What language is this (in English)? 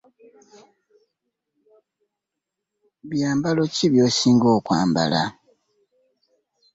Ganda